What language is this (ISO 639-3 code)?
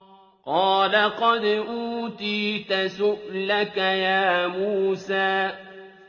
ara